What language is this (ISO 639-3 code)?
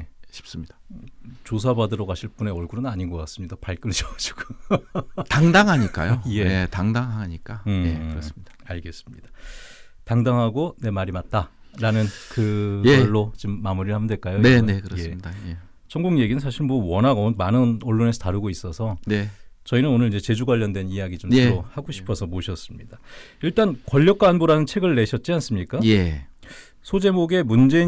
kor